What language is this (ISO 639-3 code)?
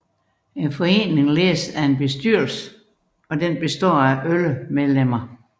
dan